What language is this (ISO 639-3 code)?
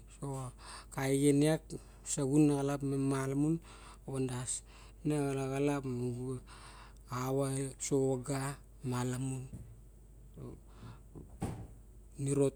bjk